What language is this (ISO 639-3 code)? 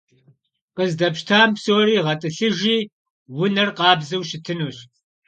kbd